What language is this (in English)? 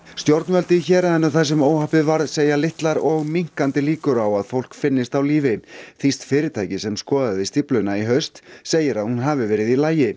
Icelandic